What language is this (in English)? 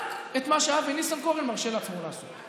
Hebrew